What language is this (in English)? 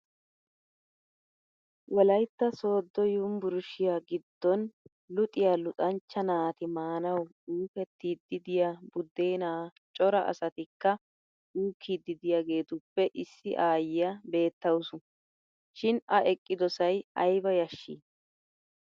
Wolaytta